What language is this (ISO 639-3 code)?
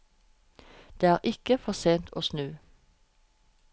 nor